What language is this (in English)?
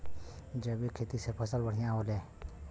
Bhojpuri